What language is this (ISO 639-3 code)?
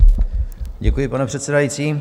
ces